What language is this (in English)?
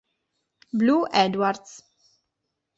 Italian